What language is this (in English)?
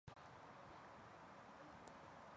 Chinese